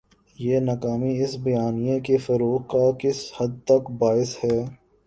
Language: Urdu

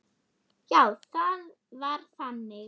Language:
Icelandic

